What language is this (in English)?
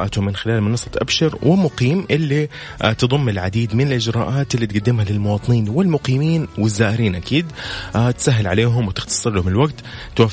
Arabic